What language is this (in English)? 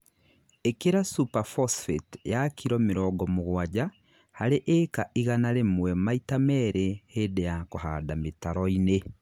Kikuyu